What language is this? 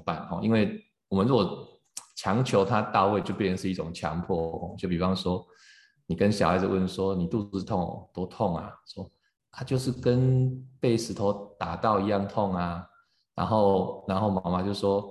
Chinese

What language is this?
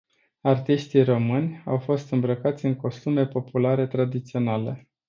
Romanian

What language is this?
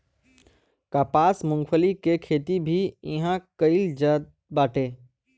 Bhojpuri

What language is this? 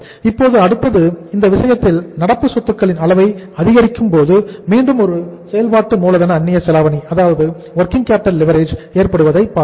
Tamil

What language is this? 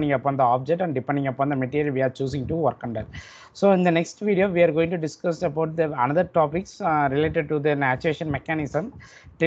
English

